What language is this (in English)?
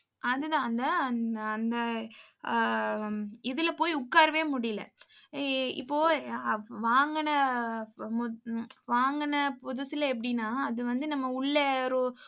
Tamil